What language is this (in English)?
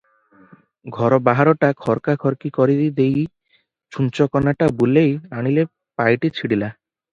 Odia